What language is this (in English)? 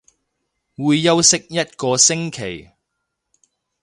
Cantonese